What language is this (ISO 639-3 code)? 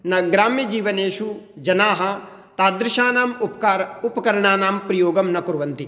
san